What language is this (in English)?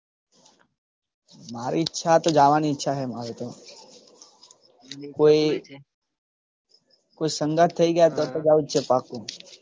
Gujarati